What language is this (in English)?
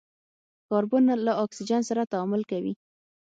Pashto